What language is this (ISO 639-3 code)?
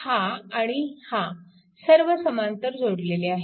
mar